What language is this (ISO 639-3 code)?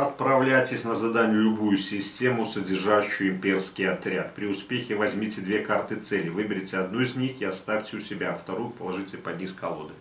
rus